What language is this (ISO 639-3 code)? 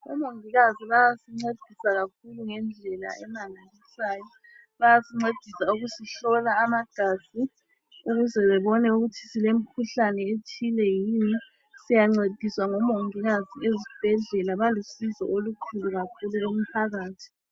nde